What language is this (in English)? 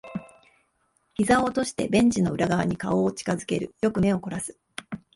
Japanese